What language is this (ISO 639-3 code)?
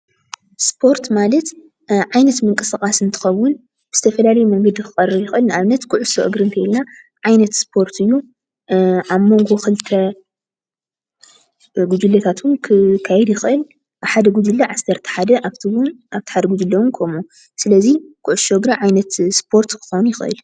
tir